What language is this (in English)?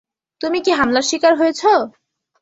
Bangla